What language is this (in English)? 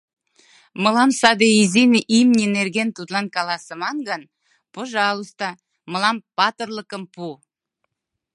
Mari